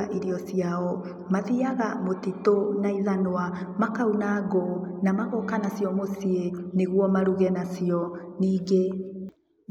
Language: Kikuyu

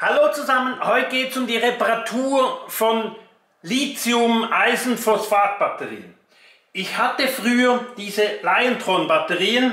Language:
German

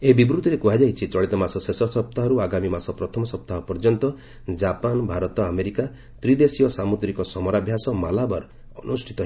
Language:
Odia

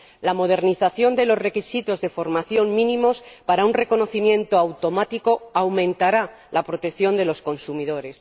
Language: Spanish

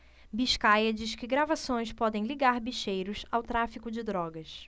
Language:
Portuguese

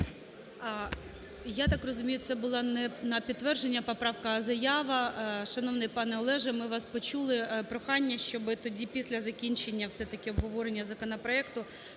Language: Ukrainian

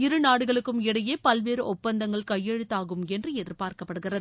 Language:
Tamil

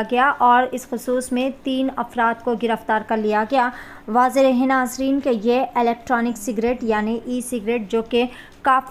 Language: Telugu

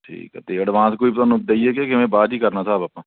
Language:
Punjabi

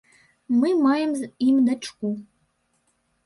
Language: Belarusian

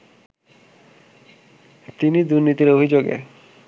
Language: Bangla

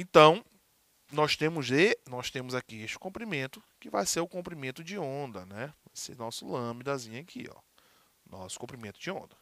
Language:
Portuguese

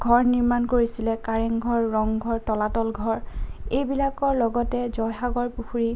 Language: Assamese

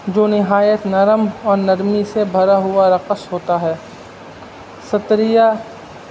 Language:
Urdu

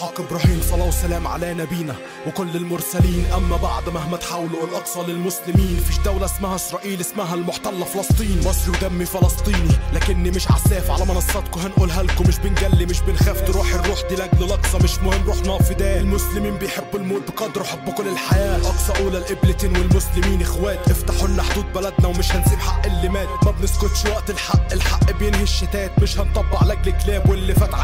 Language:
Arabic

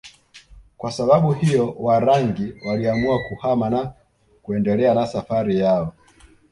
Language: Swahili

